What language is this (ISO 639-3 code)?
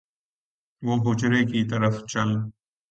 urd